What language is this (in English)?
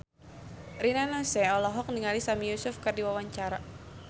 Sundanese